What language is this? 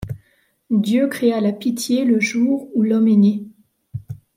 French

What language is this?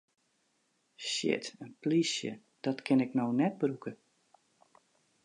Western Frisian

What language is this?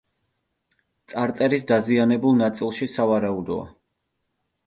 Georgian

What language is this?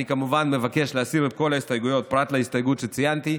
Hebrew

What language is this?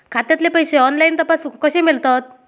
Marathi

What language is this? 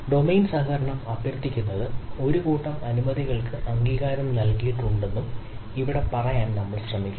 Malayalam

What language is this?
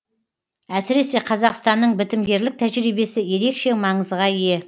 Kazakh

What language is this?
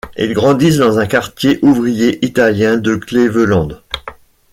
French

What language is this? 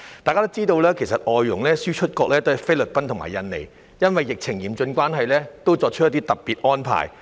Cantonese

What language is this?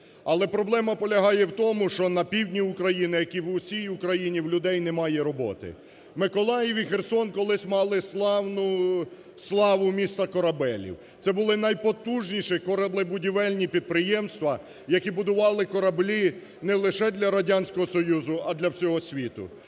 Ukrainian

